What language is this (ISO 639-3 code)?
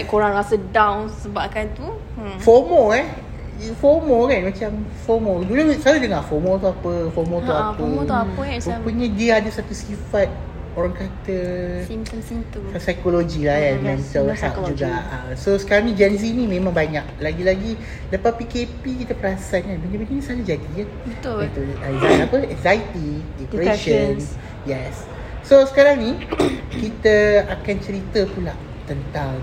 msa